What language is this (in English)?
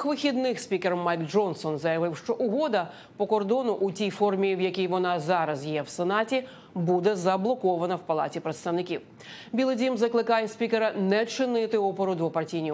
Ukrainian